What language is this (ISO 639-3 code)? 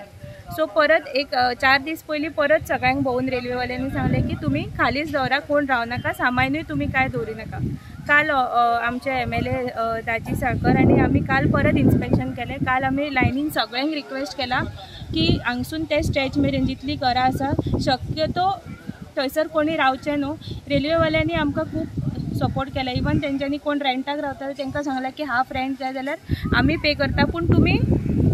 mar